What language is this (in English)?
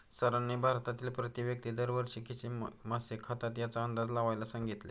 Marathi